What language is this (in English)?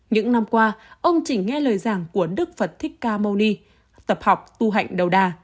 Vietnamese